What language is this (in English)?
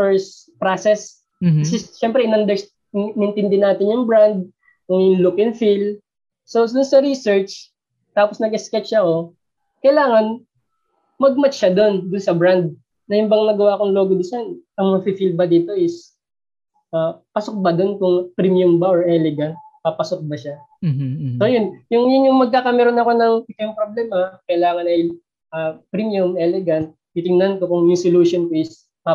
Filipino